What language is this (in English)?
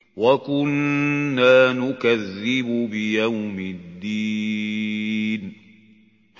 Arabic